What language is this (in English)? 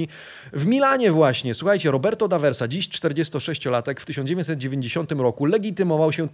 Polish